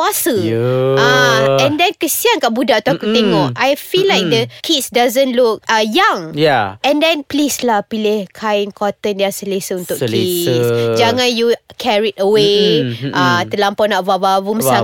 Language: Malay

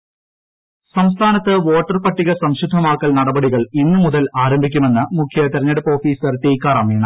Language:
Malayalam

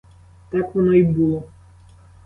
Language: Ukrainian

